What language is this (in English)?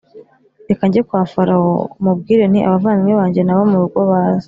Kinyarwanda